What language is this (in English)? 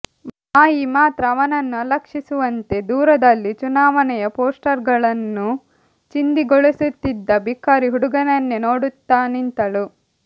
Kannada